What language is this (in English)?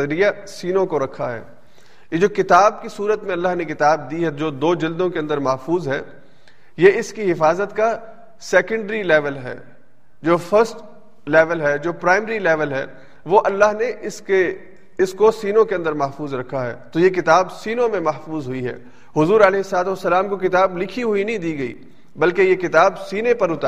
Urdu